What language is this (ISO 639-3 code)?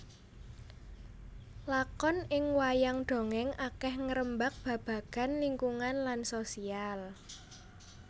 jav